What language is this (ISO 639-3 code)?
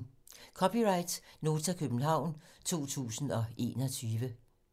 dan